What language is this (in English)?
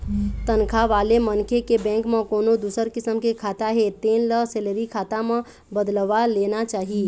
Chhattisgarhi